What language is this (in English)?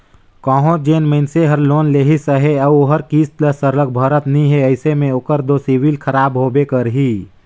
Chhattisgarhi